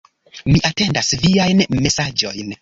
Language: Esperanto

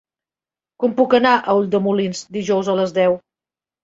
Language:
Catalan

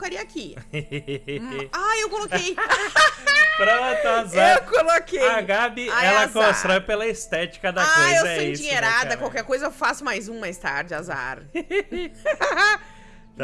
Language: Portuguese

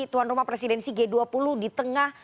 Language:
Indonesian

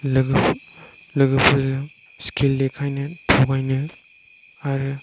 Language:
Bodo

